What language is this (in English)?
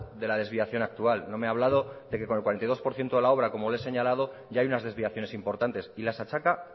Spanish